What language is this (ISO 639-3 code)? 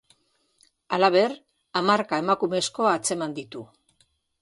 eus